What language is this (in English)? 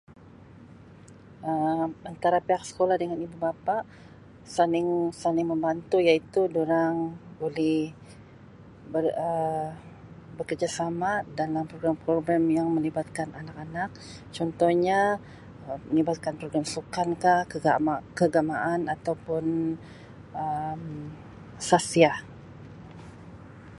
Sabah Malay